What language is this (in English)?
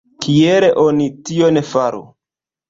Esperanto